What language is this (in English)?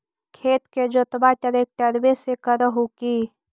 Magahi